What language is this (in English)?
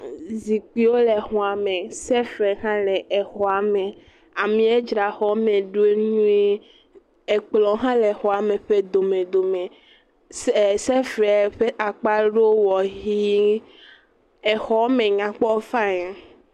Ewe